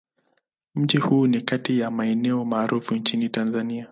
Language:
Swahili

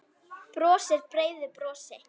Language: Icelandic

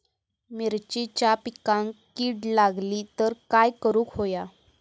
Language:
Marathi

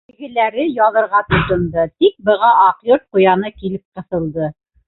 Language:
Bashkir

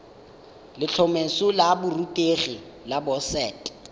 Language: Tswana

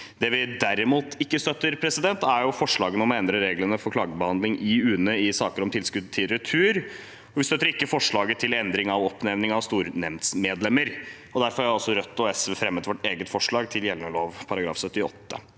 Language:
Norwegian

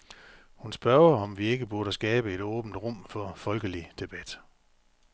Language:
Danish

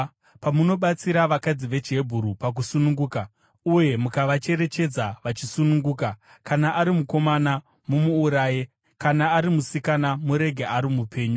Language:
Shona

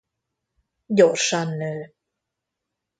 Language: Hungarian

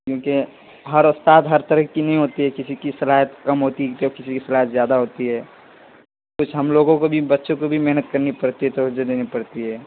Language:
Urdu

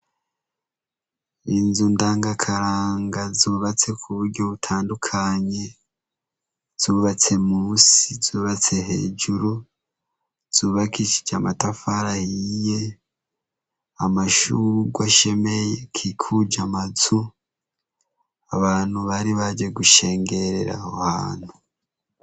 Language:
Rundi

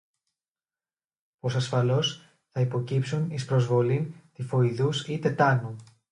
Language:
Greek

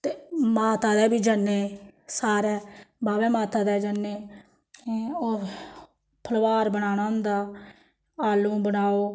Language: Dogri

